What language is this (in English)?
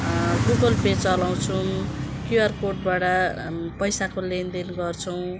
Nepali